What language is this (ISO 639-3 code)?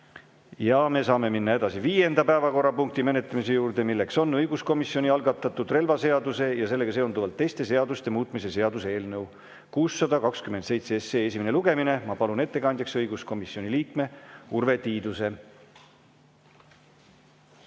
est